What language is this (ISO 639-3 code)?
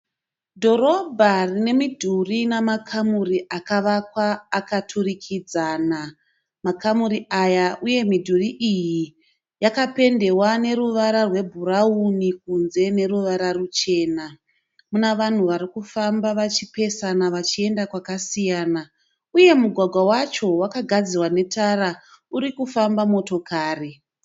sna